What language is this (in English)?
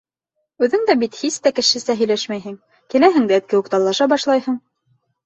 Bashkir